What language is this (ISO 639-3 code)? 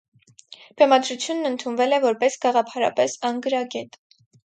hye